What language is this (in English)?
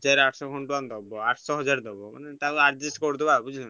Odia